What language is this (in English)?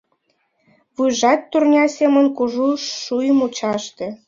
Mari